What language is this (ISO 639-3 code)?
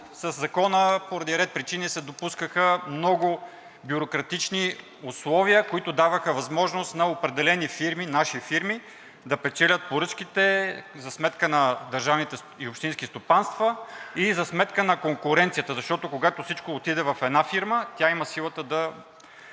bul